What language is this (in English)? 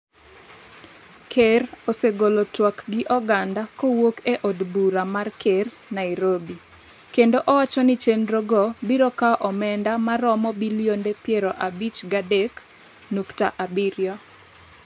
Luo (Kenya and Tanzania)